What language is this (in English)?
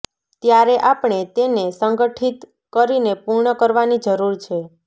Gujarati